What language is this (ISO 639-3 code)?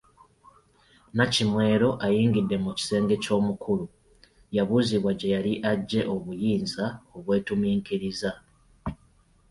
lug